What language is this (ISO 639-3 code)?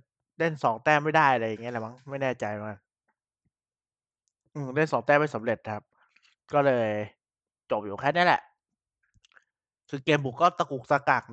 tha